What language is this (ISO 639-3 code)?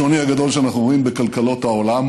heb